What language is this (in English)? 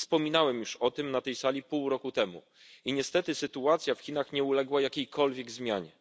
Polish